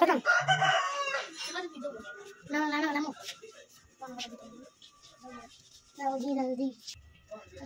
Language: Arabic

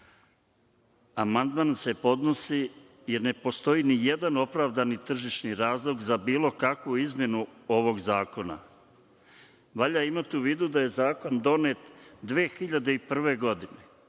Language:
Serbian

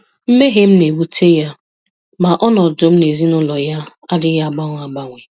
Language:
Igbo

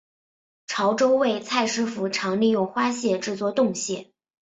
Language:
Chinese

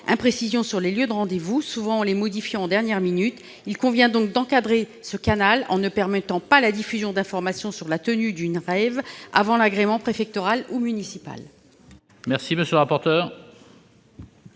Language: French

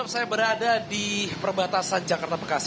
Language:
Indonesian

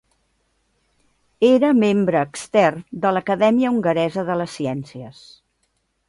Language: Catalan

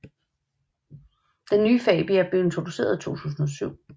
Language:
Danish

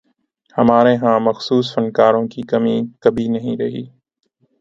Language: Urdu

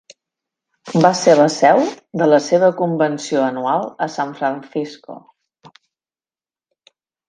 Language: Catalan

